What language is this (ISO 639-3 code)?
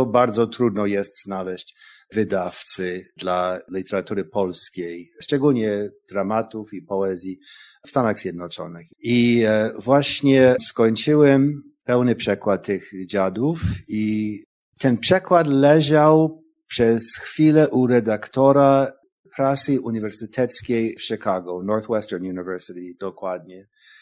pol